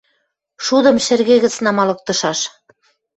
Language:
Western Mari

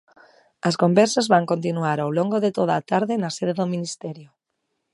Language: Galician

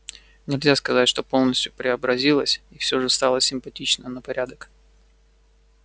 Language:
Russian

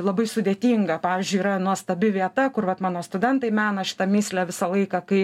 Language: Lithuanian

